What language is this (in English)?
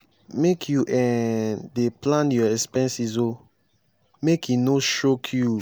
Nigerian Pidgin